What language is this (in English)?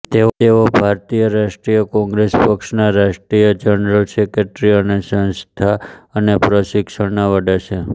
Gujarati